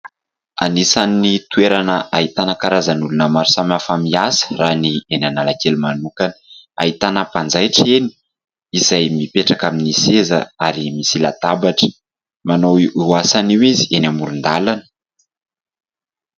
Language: Malagasy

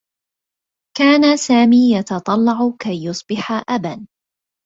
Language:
Arabic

